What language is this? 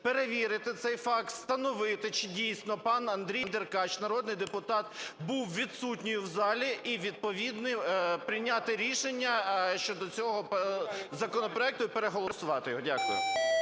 Ukrainian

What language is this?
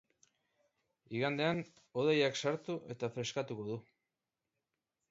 Basque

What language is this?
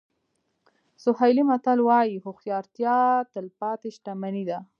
Pashto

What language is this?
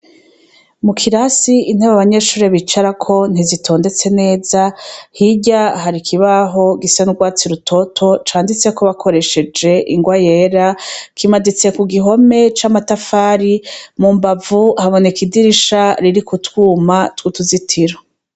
Rundi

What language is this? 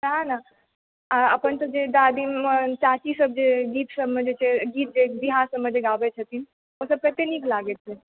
Maithili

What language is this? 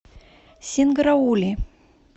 Russian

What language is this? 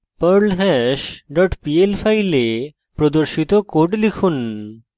Bangla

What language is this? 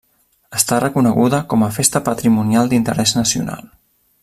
Catalan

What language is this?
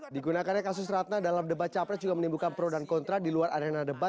Indonesian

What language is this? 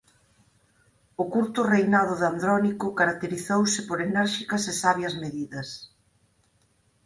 Galician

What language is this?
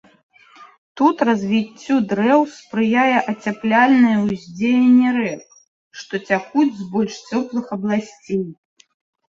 Belarusian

